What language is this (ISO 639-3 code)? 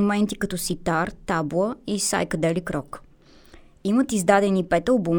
bul